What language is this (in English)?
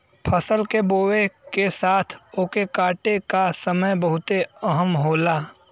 Bhojpuri